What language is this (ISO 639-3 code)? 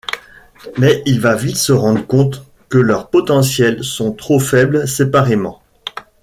fra